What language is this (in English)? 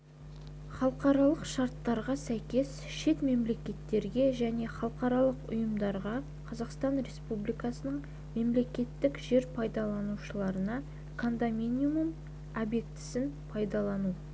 Kazakh